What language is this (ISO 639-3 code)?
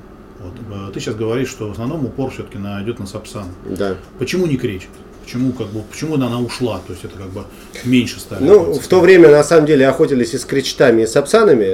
rus